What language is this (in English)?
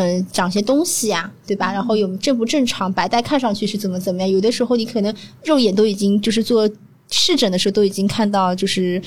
Chinese